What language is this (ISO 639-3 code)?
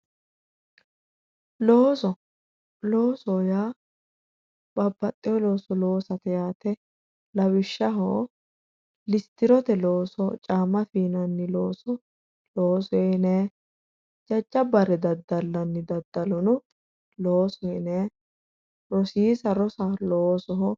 sid